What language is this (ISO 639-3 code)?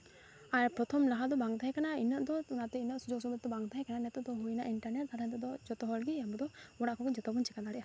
sat